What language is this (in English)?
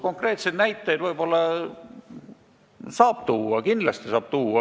Estonian